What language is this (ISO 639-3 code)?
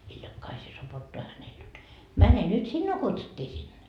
fin